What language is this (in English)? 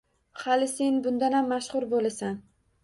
Uzbek